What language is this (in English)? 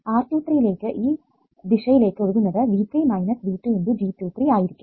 Malayalam